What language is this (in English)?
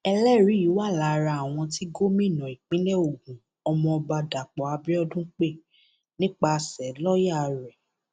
Yoruba